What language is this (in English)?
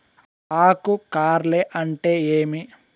Telugu